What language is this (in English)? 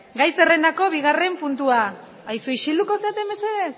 Basque